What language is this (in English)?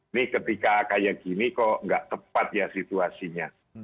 Indonesian